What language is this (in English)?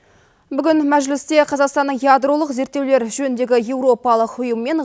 Kazakh